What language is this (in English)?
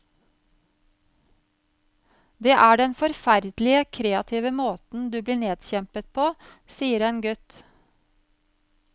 Norwegian